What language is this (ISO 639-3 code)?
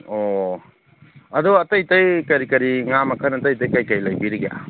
mni